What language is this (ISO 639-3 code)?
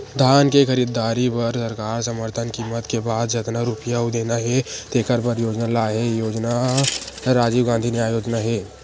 hne